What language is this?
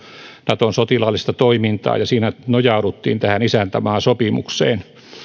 Finnish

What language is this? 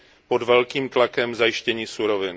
Czech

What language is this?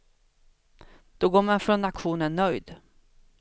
Swedish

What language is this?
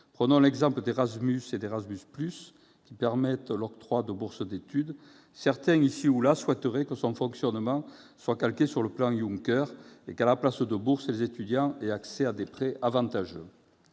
French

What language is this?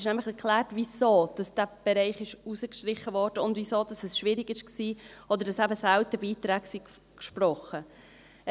Swiss German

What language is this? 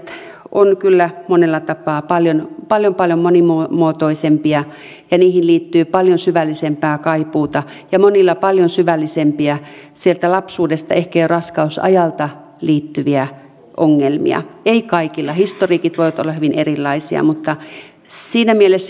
Finnish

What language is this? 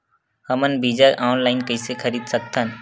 Chhattisgarhi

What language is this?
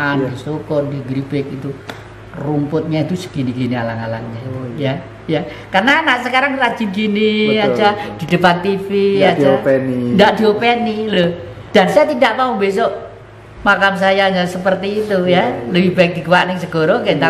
Indonesian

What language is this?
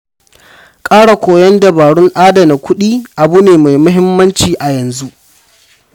Hausa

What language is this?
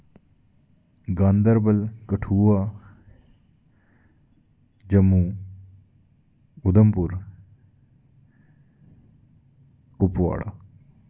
Dogri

